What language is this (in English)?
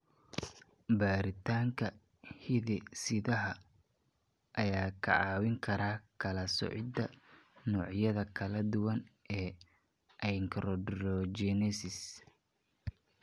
Somali